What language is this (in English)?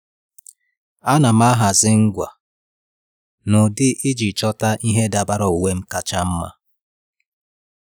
Igbo